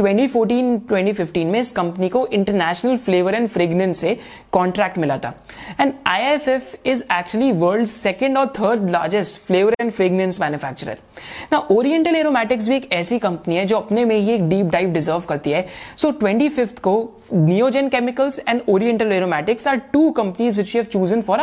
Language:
Hindi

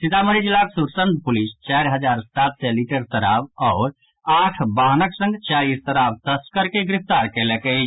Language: Maithili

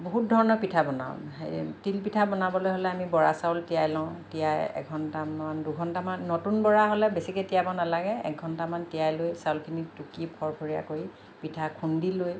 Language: Assamese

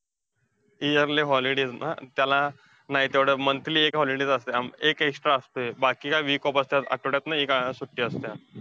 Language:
Marathi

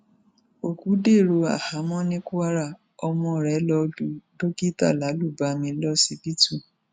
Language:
Yoruba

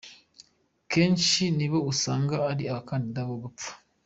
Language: Kinyarwanda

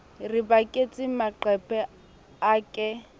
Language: Southern Sotho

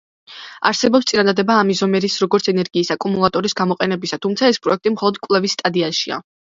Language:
Georgian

